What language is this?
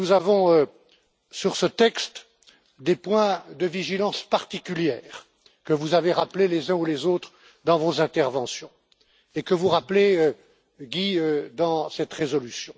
French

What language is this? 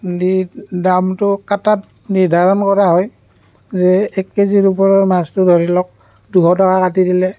Assamese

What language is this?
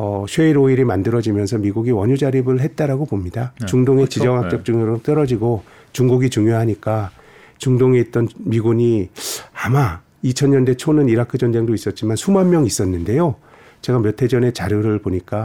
Korean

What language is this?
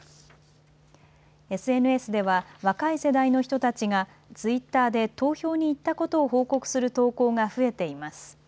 Japanese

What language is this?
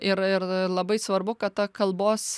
Lithuanian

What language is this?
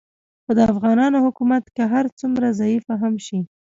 Pashto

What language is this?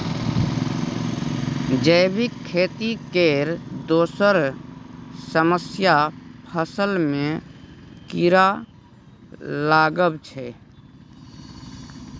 Maithili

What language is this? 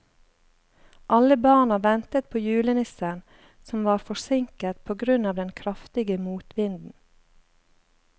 Norwegian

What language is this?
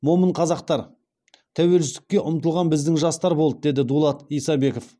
Kazakh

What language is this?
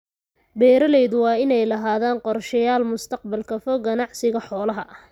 Somali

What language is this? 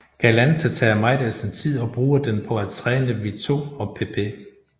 Danish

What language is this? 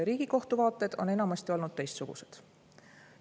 Estonian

